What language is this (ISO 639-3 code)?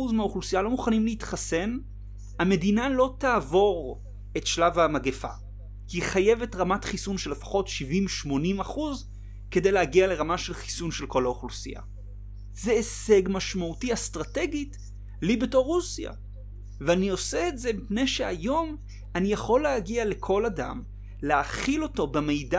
heb